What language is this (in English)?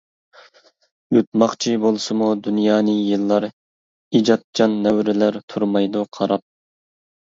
Uyghur